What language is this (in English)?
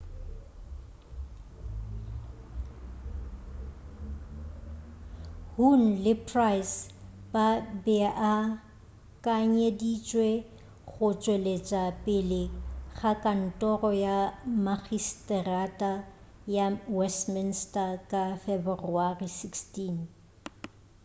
Northern Sotho